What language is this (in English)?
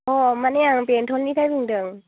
Bodo